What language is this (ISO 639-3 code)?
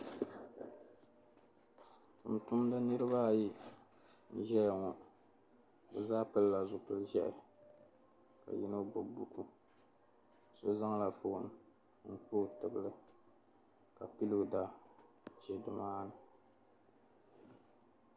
dag